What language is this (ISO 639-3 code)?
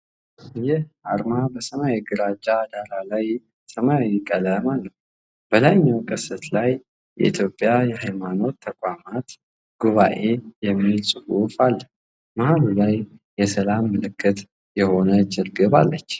amh